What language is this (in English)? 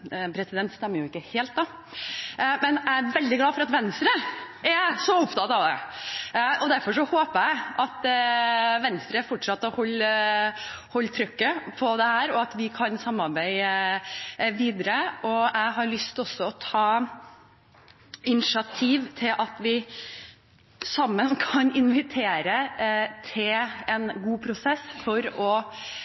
Norwegian Bokmål